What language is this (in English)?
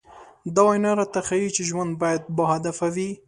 Pashto